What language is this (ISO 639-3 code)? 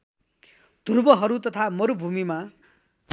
nep